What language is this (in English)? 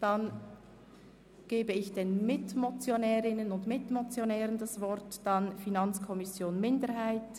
Swiss German